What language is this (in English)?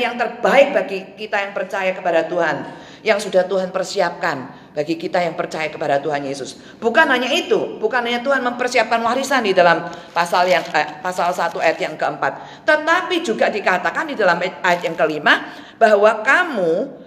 Indonesian